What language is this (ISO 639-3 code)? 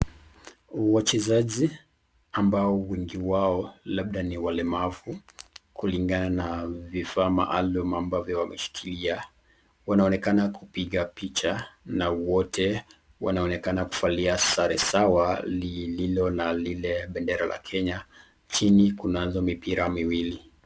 swa